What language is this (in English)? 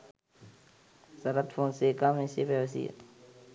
Sinhala